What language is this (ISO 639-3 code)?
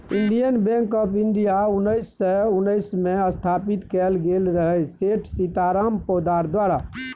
mai